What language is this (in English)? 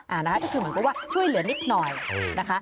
Thai